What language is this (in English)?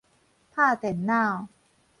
Min Nan Chinese